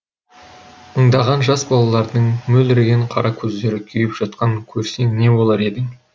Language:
Kazakh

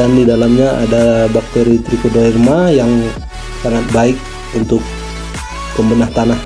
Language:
Indonesian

